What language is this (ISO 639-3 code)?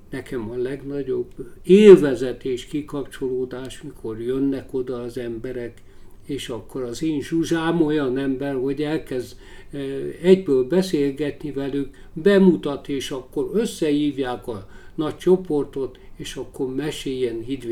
hun